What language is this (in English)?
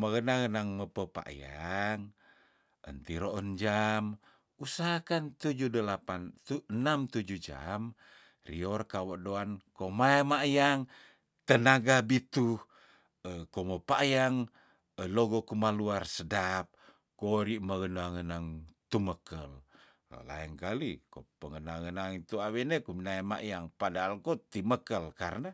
Tondano